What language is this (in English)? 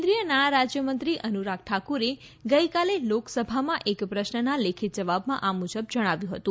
Gujarati